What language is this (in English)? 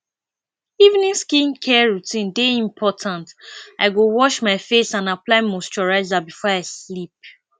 Nigerian Pidgin